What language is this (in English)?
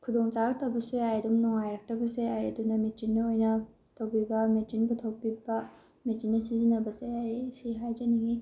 Manipuri